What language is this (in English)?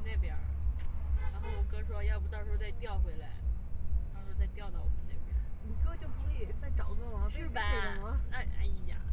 Chinese